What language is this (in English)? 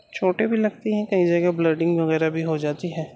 Urdu